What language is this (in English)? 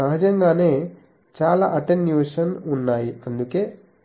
Telugu